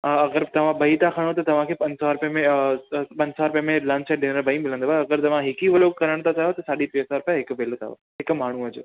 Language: Sindhi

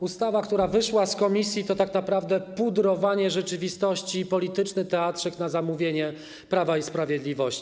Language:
Polish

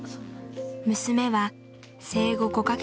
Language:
Japanese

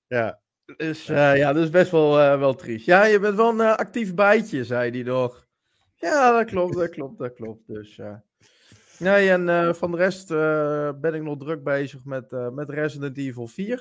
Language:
Dutch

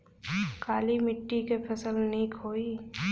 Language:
Bhojpuri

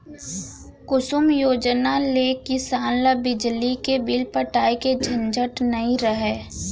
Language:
Chhattisgarhi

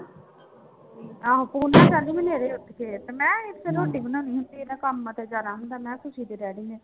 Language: Punjabi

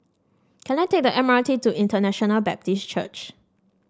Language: English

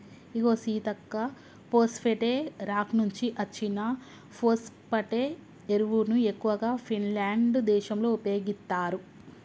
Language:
Telugu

